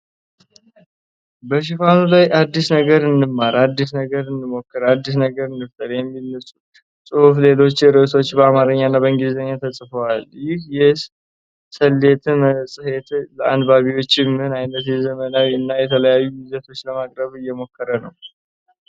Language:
Amharic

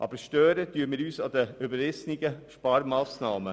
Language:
Swiss German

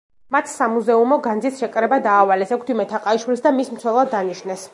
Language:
Georgian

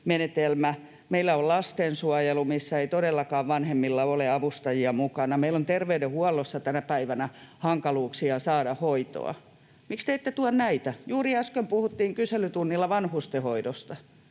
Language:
Finnish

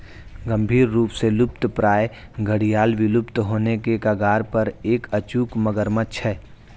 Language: Hindi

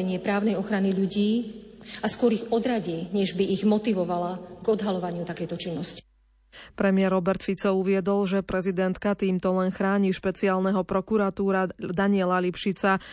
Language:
Slovak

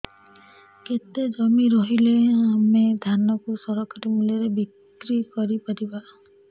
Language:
Odia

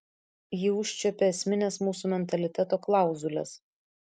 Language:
Lithuanian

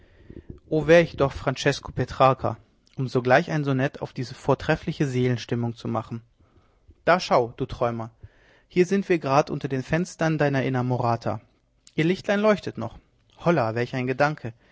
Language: German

